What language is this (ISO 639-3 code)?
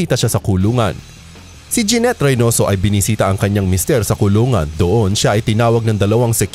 fil